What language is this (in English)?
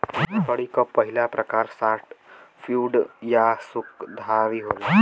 Bhojpuri